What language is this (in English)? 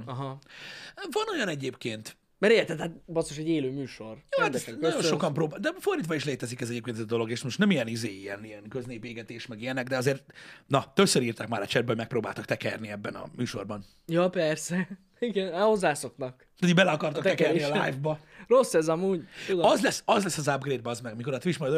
Hungarian